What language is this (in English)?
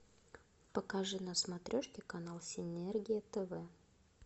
Russian